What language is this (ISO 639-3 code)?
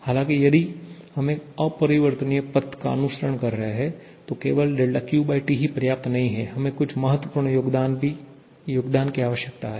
hin